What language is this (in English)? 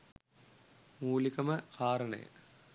Sinhala